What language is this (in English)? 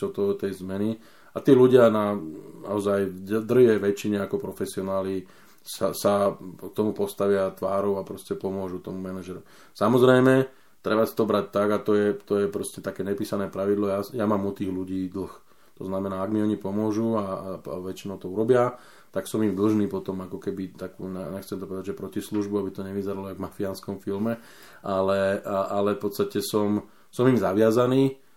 Slovak